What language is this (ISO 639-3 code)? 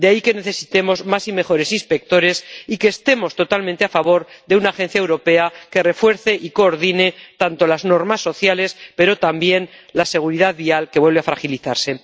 spa